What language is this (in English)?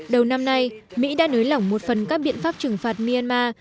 Vietnamese